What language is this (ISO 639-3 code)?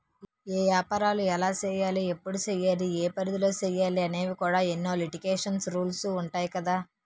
tel